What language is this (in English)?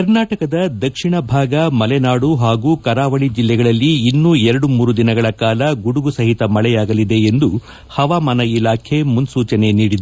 Kannada